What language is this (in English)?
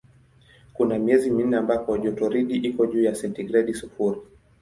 Swahili